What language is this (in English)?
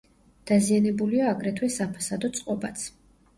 Georgian